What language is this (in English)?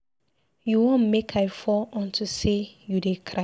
Nigerian Pidgin